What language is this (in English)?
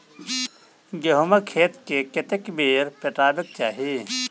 Maithili